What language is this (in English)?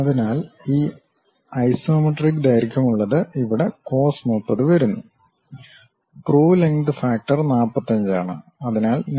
Malayalam